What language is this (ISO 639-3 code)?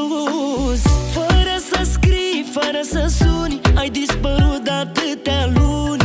ron